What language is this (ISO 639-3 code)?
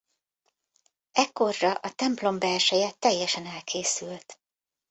hun